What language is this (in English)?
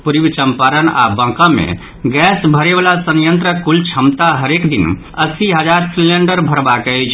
Maithili